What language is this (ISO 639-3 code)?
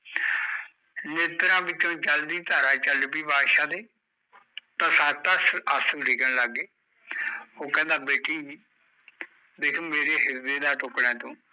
pan